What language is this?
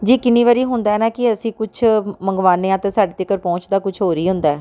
Punjabi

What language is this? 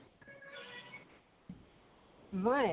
Assamese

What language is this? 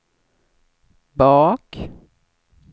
Swedish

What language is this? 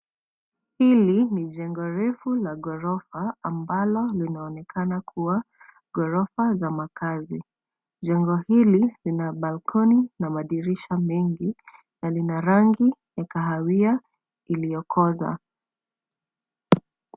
Swahili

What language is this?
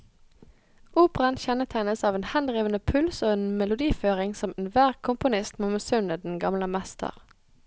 Norwegian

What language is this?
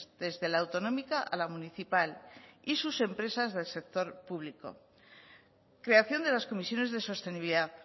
Spanish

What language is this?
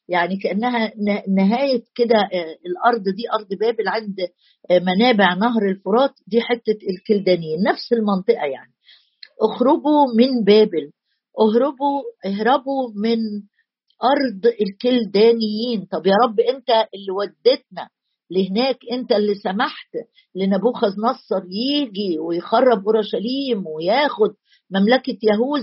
Arabic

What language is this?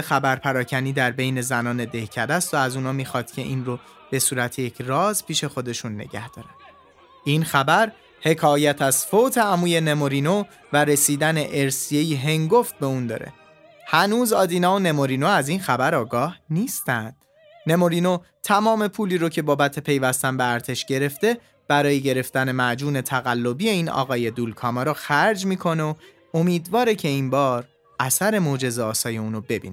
Persian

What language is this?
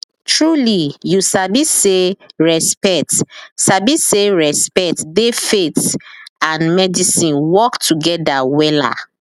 Nigerian Pidgin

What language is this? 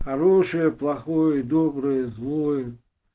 Russian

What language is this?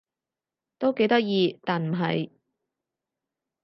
Cantonese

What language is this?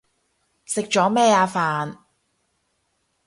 Cantonese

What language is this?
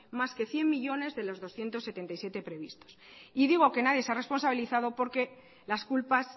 Spanish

